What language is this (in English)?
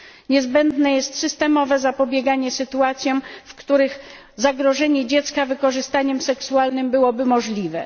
Polish